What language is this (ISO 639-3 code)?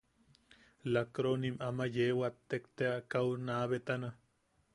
yaq